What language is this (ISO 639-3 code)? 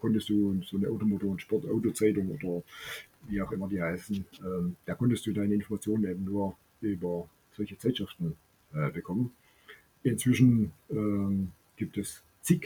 deu